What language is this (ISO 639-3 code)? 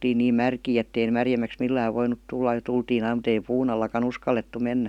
fin